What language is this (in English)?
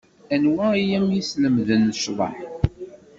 Kabyle